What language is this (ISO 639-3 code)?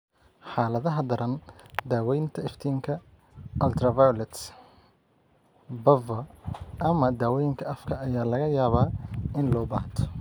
som